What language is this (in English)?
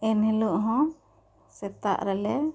Santali